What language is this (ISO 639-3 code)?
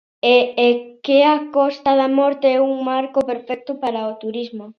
glg